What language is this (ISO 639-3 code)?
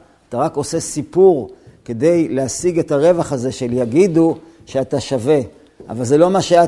heb